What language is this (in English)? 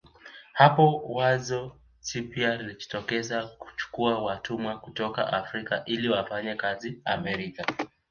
Swahili